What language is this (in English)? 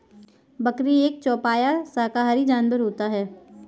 Hindi